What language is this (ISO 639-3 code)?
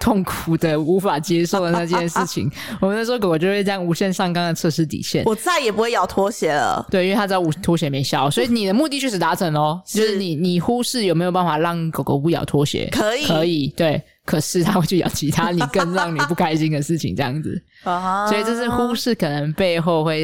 zho